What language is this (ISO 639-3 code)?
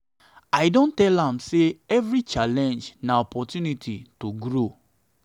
pcm